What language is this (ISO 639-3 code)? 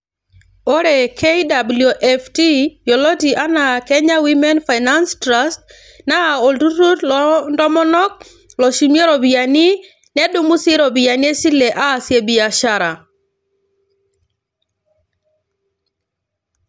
mas